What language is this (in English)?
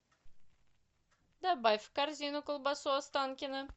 Russian